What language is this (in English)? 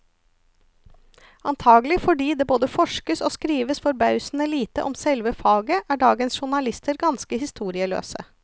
Norwegian